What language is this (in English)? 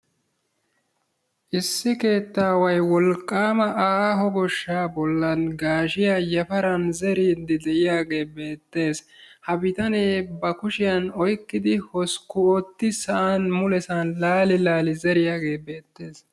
Wolaytta